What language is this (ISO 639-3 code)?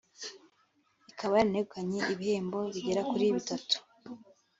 kin